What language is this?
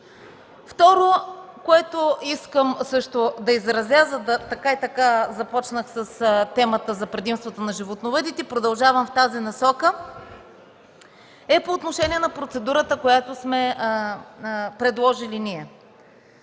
Bulgarian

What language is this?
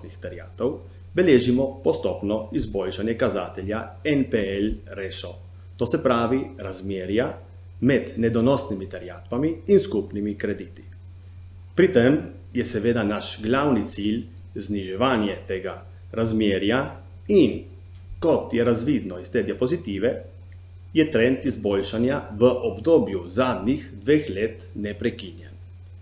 Italian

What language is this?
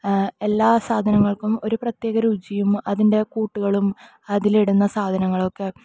Malayalam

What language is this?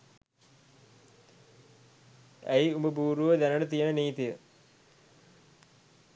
Sinhala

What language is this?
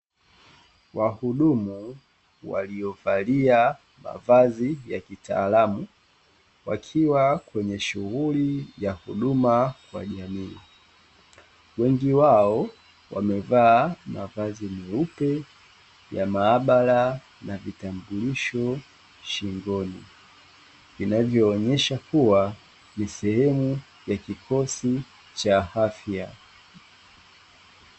Swahili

